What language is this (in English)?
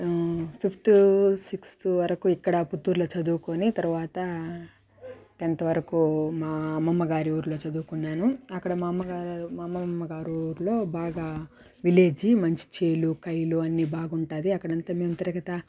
Telugu